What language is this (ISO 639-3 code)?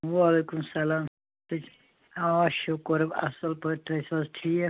kas